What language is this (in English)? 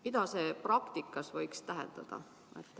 Estonian